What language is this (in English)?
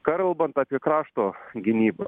Lithuanian